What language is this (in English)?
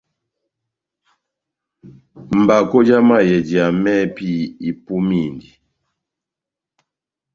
Batanga